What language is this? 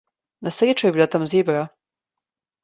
Slovenian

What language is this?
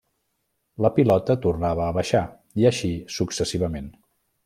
Catalan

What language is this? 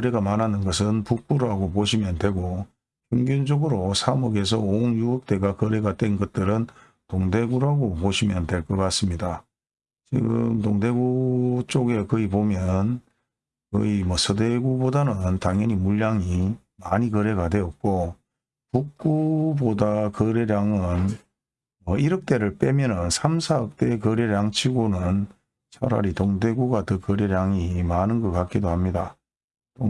Korean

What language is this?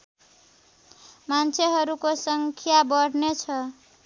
Nepali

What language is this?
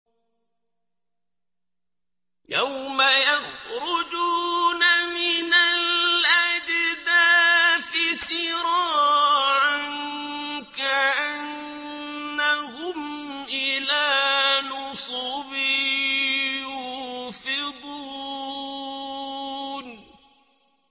Arabic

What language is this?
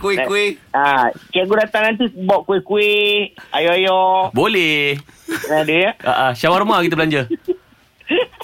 Malay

